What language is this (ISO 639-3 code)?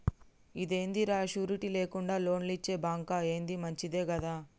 tel